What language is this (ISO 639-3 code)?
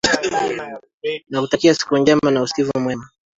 swa